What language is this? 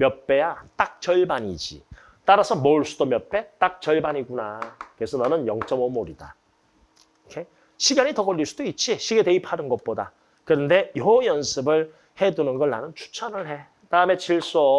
Korean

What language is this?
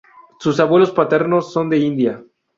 Spanish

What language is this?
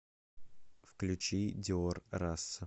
Russian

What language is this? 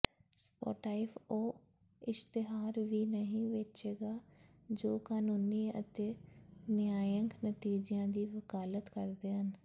Punjabi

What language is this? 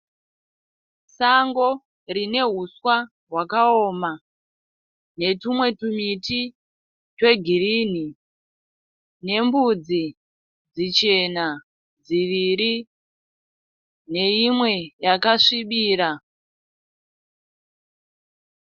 Shona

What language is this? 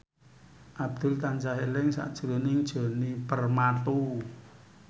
Javanese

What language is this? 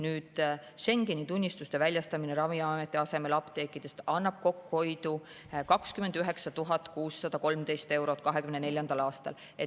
Estonian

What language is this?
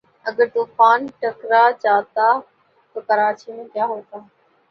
Urdu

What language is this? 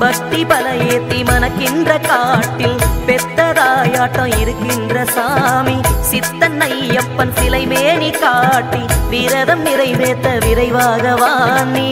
Thai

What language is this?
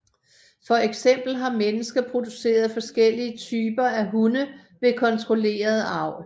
Danish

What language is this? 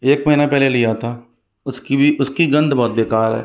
Hindi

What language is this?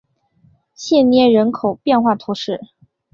Chinese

